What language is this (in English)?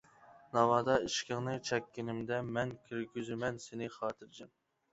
Uyghur